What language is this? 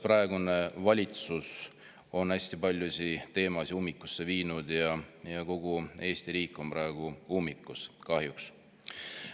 Estonian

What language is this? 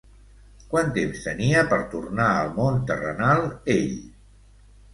Catalan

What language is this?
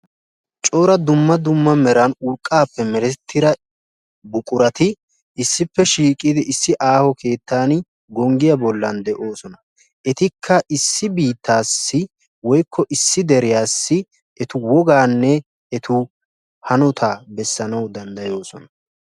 Wolaytta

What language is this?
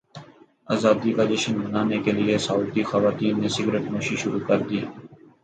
Urdu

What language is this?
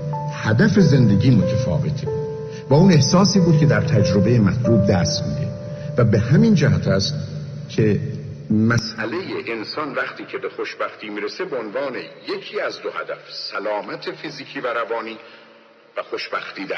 Persian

